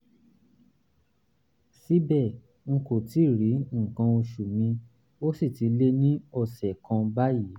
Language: Yoruba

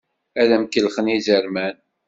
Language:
Kabyle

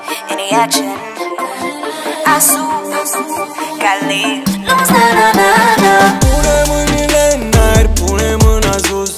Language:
Romanian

